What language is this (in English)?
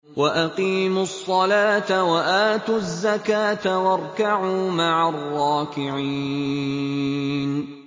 Arabic